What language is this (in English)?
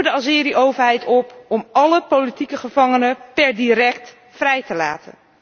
Dutch